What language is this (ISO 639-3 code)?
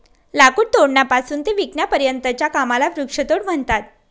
mar